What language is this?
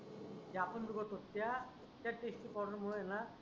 Marathi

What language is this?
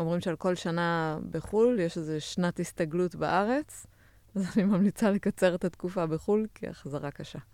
Hebrew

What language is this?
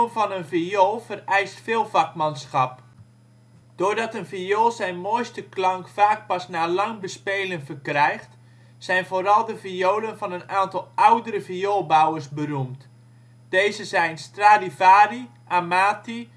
Dutch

